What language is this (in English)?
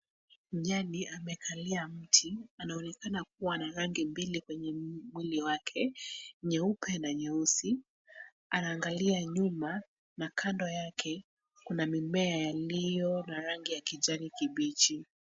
Swahili